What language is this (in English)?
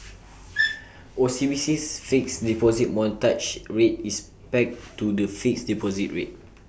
English